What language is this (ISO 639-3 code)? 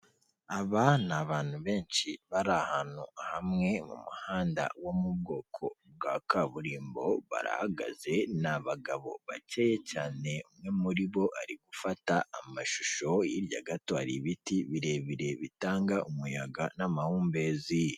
kin